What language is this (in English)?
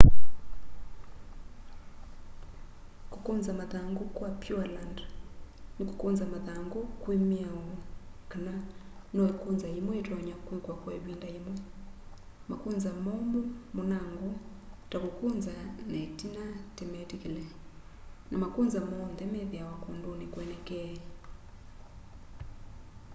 Kamba